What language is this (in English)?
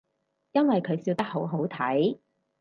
Cantonese